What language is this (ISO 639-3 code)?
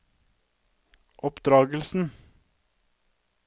nor